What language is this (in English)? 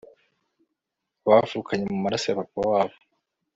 Kinyarwanda